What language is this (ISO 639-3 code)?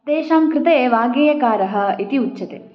san